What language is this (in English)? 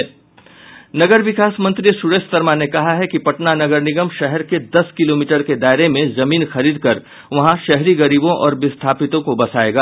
Hindi